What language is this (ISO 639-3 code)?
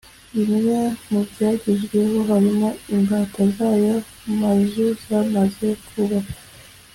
kin